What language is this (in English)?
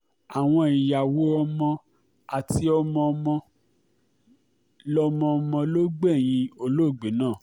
Yoruba